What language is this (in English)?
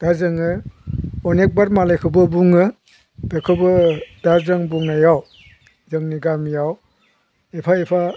Bodo